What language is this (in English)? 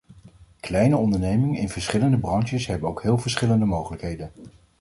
Dutch